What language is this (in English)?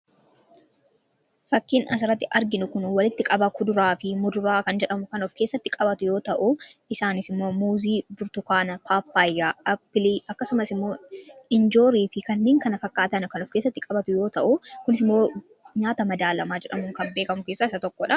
Oromo